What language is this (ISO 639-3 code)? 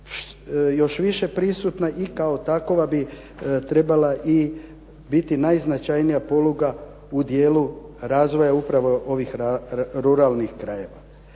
hrv